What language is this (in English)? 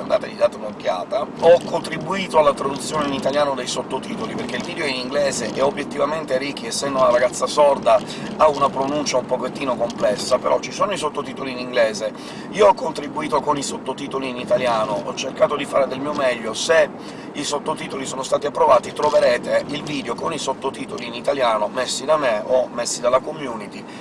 Italian